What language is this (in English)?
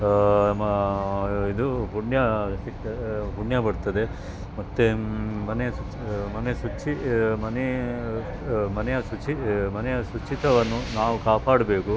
Kannada